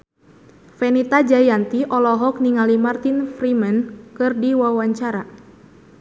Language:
Sundanese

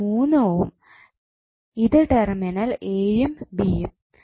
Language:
Malayalam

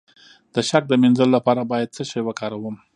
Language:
Pashto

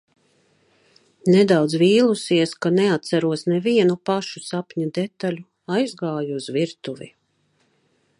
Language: Latvian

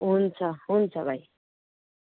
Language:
Nepali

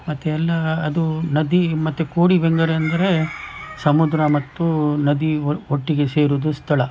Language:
Kannada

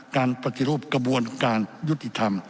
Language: Thai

